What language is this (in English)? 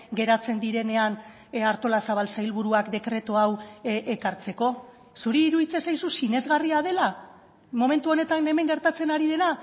Basque